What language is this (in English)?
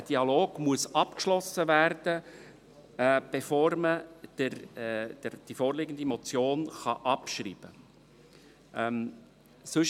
Swiss German